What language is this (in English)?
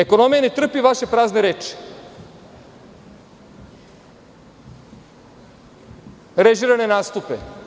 Serbian